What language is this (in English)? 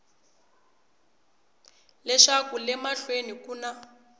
Tsonga